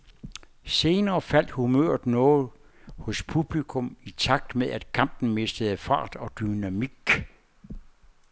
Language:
Danish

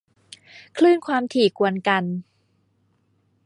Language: Thai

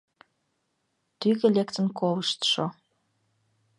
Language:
Mari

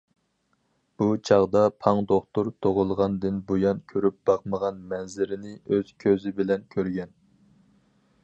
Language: Uyghur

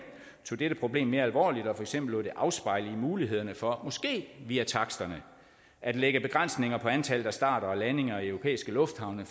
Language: Danish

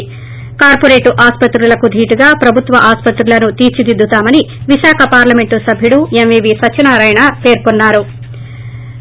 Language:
Telugu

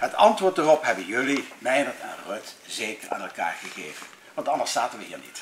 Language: Dutch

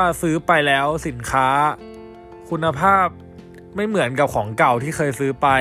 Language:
Thai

